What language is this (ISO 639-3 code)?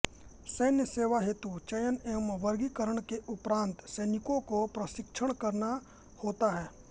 hin